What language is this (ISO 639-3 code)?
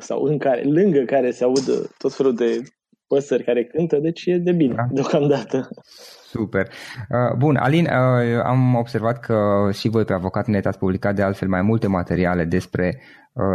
ron